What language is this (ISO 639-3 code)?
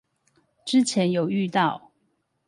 zho